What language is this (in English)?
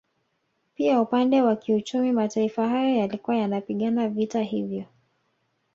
Swahili